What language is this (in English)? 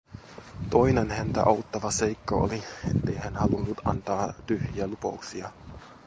Finnish